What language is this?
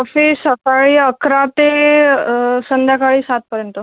Marathi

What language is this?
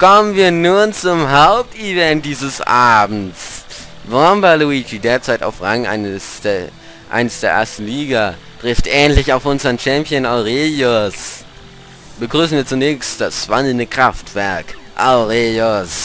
German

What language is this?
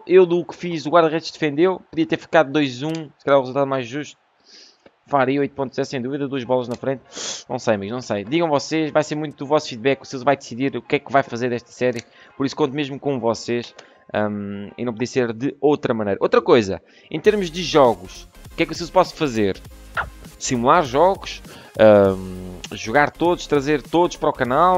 Portuguese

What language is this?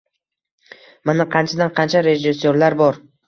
Uzbek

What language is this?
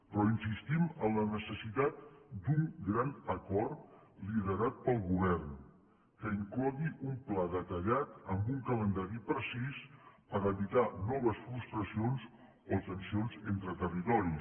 Catalan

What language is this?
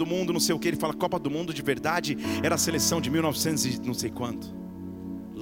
Portuguese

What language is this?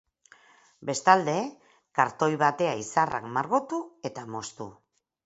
Basque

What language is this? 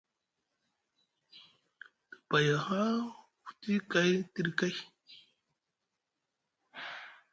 Musgu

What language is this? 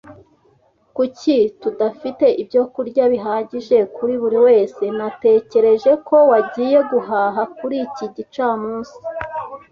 Kinyarwanda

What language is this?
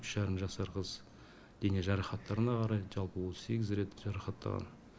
Kazakh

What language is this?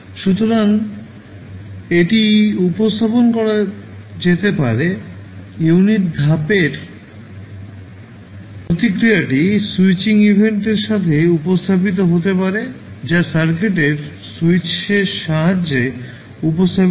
Bangla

